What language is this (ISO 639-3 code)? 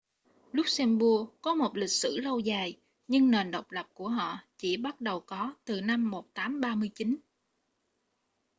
vie